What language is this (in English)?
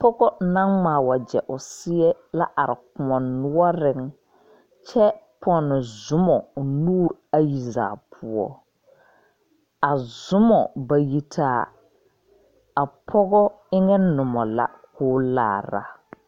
Southern Dagaare